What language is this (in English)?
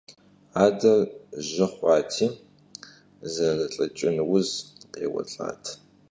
Kabardian